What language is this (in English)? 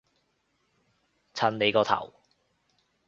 Cantonese